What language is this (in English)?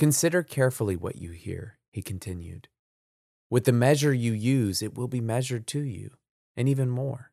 English